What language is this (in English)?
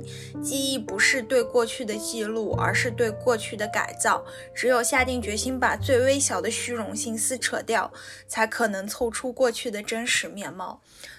Chinese